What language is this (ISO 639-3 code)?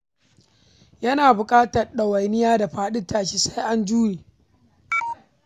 hau